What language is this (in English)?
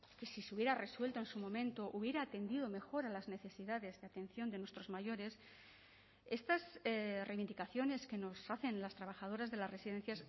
Spanish